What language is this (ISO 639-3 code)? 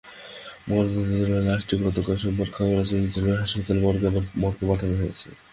ben